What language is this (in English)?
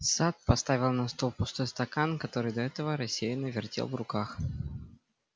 Russian